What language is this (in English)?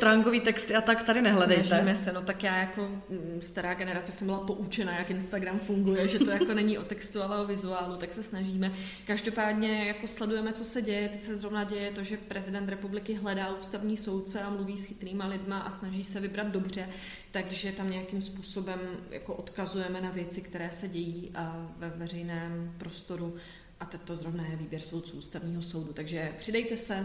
Czech